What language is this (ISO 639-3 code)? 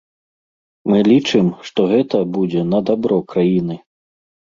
bel